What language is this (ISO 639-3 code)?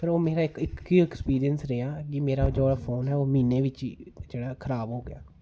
doi